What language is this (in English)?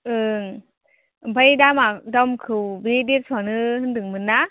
Bodo